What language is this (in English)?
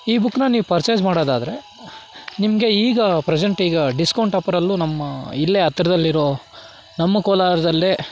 Kannada